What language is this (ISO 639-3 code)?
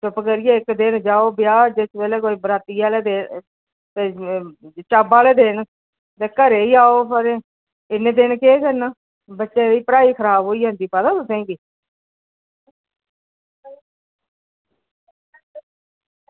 doi